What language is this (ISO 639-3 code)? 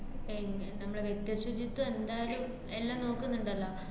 mal